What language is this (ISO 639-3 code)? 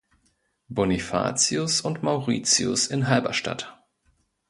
deu